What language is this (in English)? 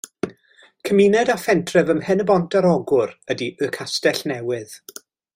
Welsh